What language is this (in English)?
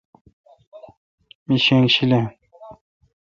Kalkoti